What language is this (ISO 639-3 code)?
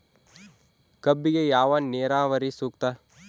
kan